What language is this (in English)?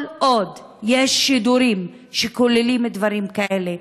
Hebrew